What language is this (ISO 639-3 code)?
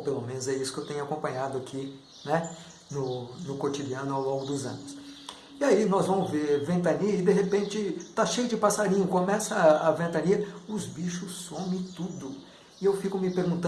por